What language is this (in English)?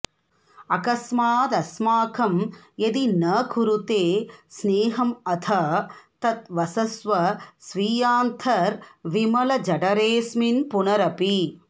Sanskrit